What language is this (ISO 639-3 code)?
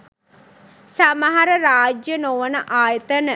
sin